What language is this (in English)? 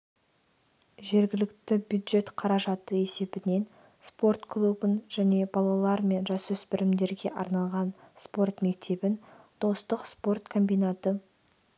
Kazakh